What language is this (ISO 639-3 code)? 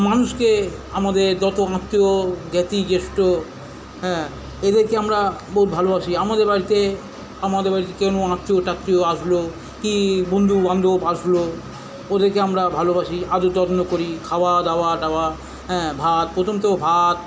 ben